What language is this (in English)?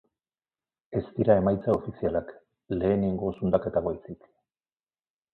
Basque